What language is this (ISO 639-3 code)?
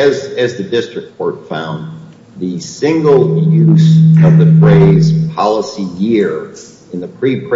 eng